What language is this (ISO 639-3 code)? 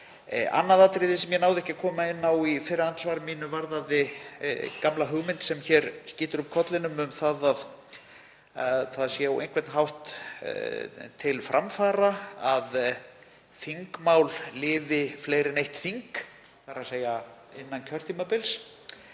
isl